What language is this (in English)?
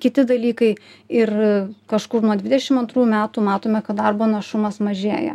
Lithuanian